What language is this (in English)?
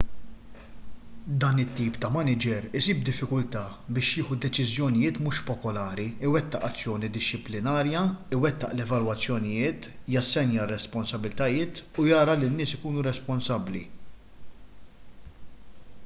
Maltese